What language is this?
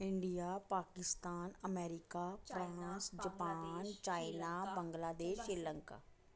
Dogri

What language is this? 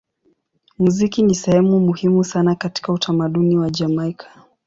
Swahili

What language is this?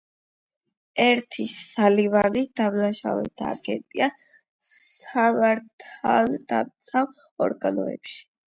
Georgian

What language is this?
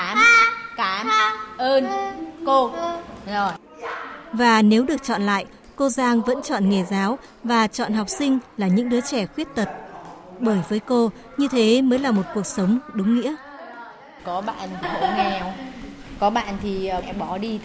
Vietnamese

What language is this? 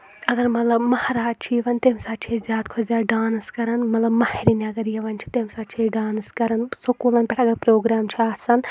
Kashmiri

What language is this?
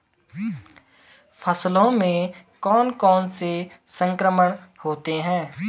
Hindi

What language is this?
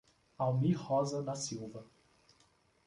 Portuguese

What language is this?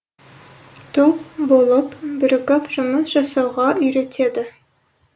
Kazakh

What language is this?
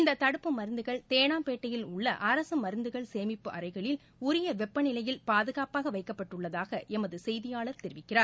Tamil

